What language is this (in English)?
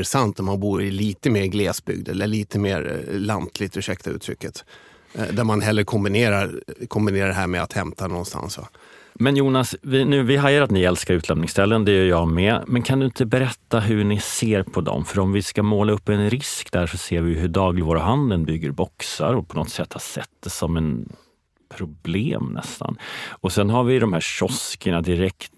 Swedish